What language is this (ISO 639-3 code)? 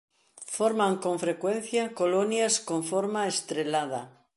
glg